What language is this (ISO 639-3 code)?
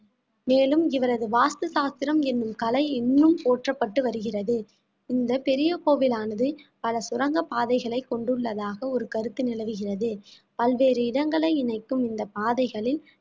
tam